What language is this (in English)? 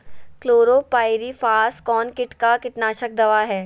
Magahi